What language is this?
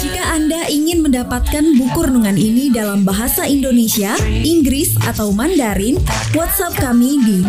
Indonesian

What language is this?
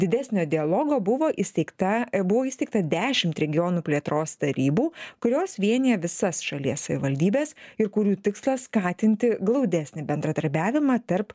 Lithuanian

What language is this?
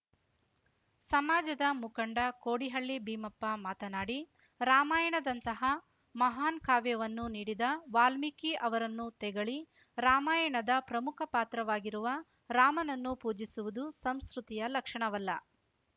Kannada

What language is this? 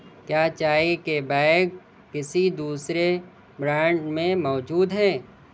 Urdu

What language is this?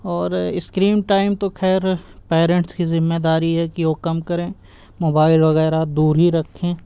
Urdu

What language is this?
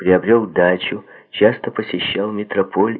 Russian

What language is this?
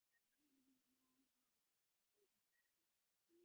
Divehi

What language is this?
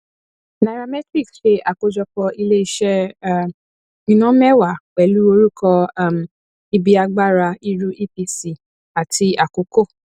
Yoruba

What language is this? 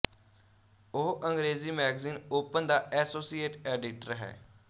Punjabi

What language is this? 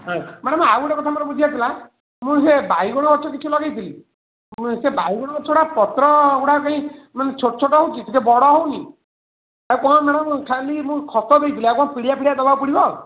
Odia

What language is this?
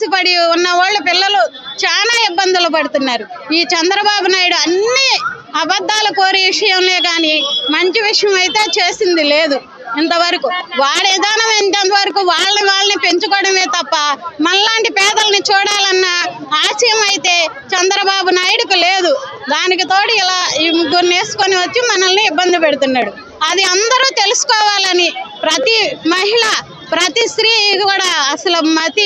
Telugu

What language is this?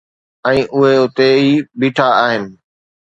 Sindhi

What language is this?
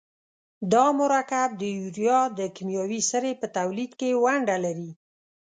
Pashto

